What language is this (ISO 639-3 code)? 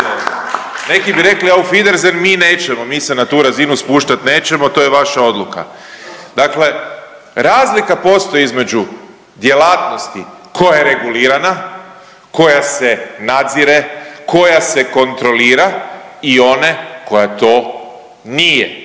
hrv